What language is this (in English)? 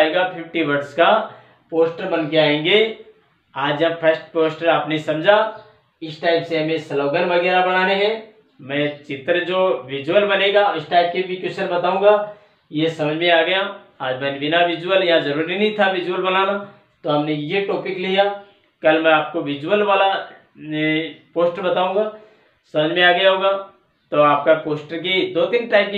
Hindi